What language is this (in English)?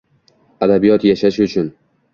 Uzbek